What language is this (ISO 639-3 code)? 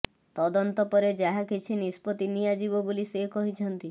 ori